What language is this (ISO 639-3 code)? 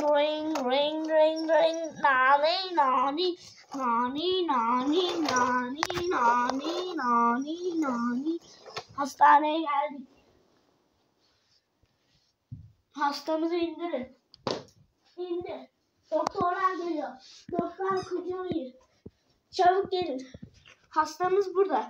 tur